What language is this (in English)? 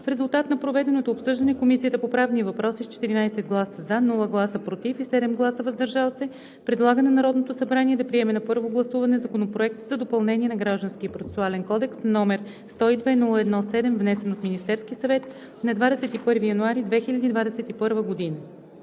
Bulgarian